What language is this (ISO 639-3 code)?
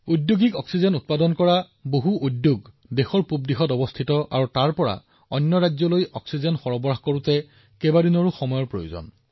asm